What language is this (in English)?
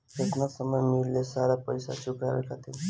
Bhojpuri